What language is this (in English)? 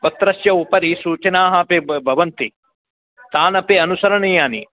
Sanskrit